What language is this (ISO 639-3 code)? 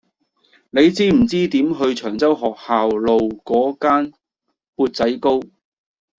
yue